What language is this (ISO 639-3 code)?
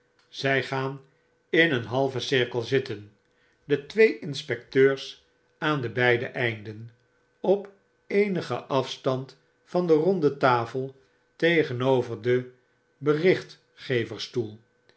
nld